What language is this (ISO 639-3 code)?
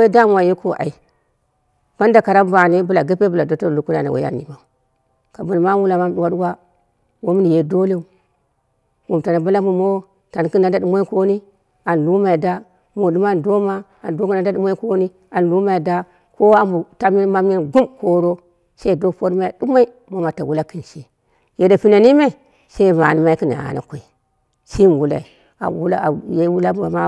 kna